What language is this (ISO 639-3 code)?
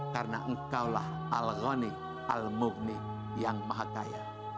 ind